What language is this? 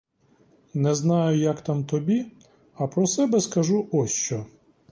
Ukrainian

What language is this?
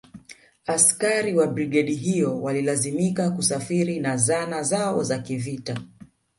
Swahili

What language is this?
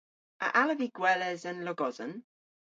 Cornish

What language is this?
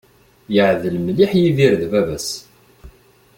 Kabyle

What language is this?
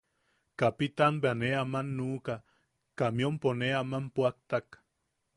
Yaqui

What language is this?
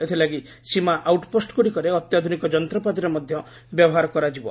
Odia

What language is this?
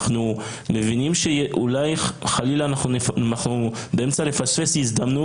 Hebrew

